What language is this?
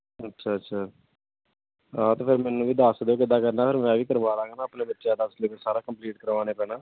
Punjabi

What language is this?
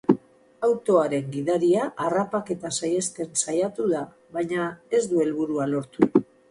Basque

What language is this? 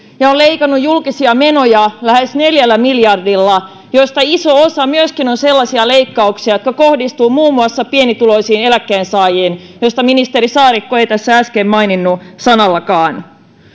Finnish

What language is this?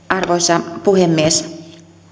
Finnish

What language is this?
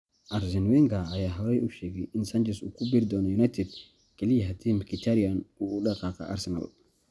Somali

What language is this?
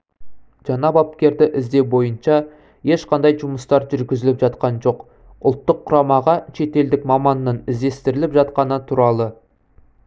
Kazakh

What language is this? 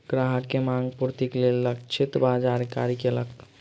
Maithili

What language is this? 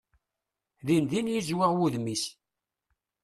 Kabyle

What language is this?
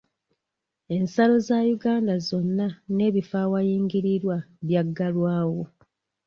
Ganda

